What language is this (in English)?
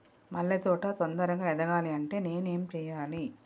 Telugu